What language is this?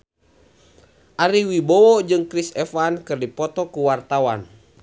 Sundanese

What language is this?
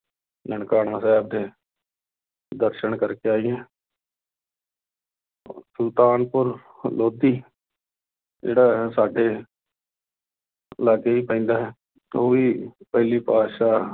Punjabi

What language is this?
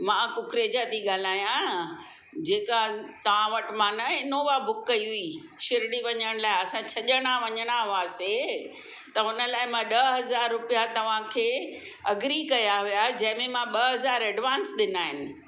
Sindhi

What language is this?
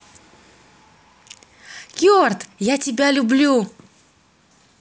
Russian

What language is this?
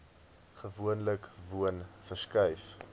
Afrikaans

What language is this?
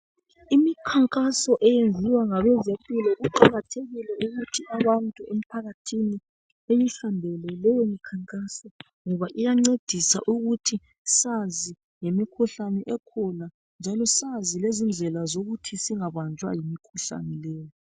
North Ndebele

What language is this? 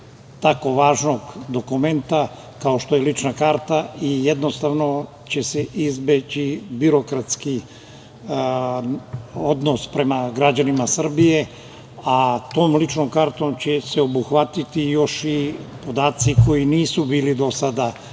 Serbian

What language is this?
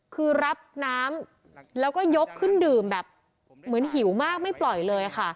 Thai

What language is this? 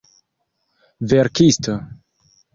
Esperanto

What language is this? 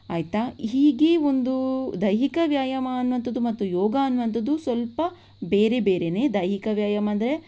Kannada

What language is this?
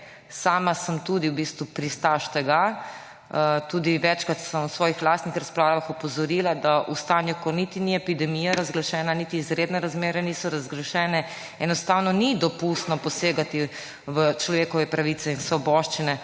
Slovenian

